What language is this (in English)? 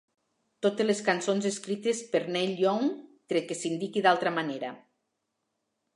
Catalan